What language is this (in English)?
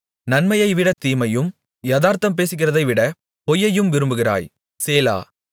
Tamil